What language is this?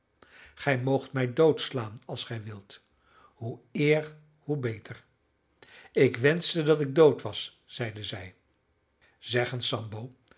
Dutch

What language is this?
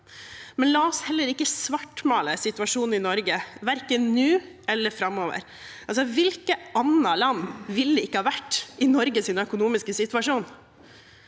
Norwegian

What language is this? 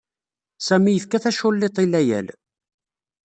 Kabyle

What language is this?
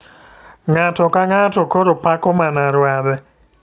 Luo (Kenya and Tanzania)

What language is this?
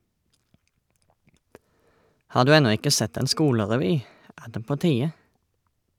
Norwegian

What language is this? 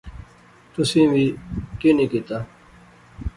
Pahari-Potwari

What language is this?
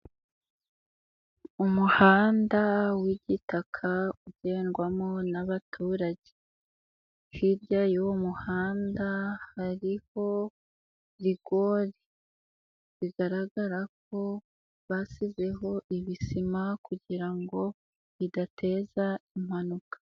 Kinyarwanda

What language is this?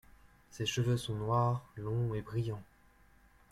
French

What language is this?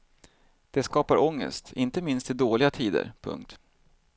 Swedish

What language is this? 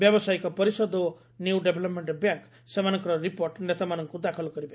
Odia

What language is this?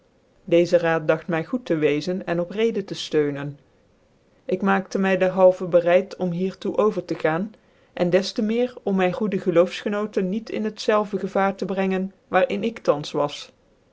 Dutch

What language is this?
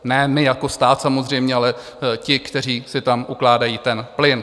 Czech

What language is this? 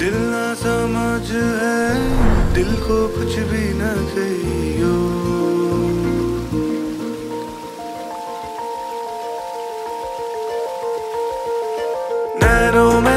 Hindi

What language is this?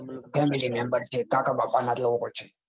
Gujarati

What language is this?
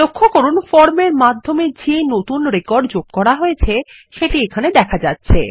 Bangla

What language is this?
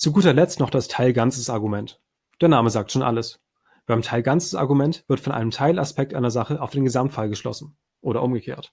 German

